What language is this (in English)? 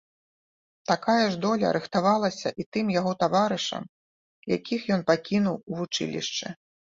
Belarusian